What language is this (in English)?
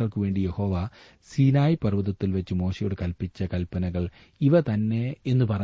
Malayalam